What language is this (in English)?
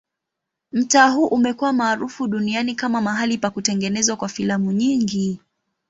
Swahili